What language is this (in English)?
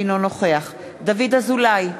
Hebrew